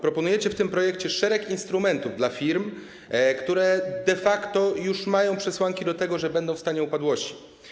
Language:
Polish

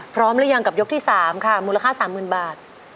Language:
Thai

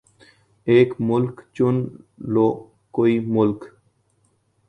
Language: Urdu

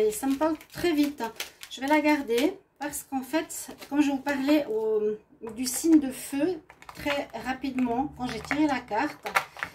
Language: French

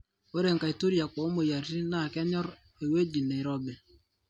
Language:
Masai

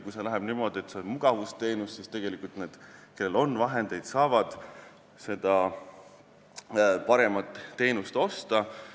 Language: Estonian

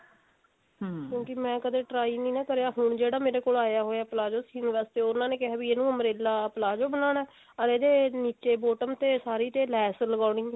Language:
Punjabi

